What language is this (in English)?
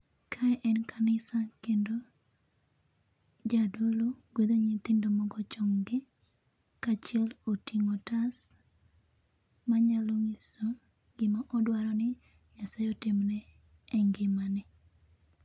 Luo (Kenya and Tanzania)